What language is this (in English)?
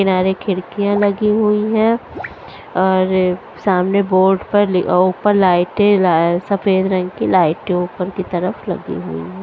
Hindi